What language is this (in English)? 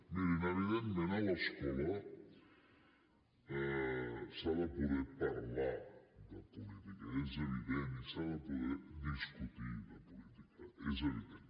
Catalan